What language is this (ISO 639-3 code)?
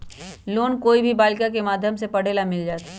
mag